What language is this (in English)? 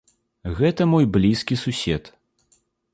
Belarusian